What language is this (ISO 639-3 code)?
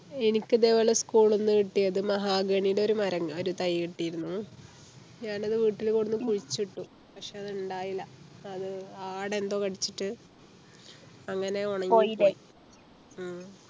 mal